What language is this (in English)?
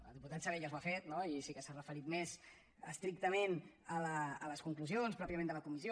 Catalan